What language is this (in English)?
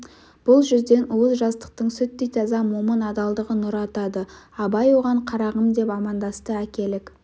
Kazakh